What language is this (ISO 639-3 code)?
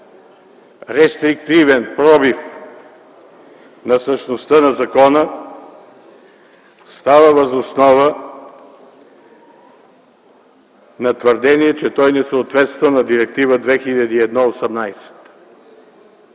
bul